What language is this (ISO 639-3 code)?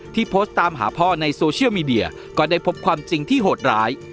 tha